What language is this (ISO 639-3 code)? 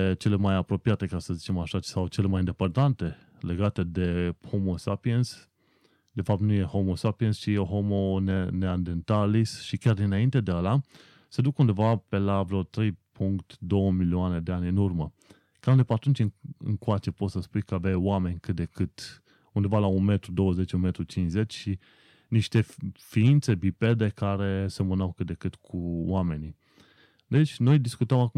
ron